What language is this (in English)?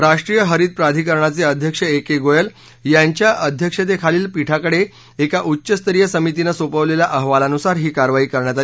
Marathi